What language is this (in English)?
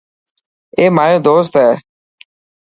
Dhatki